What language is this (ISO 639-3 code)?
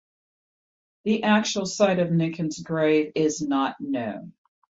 eng